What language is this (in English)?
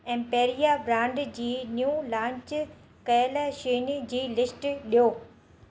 Sindhi